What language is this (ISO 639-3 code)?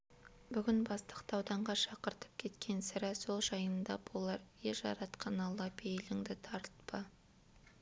kaz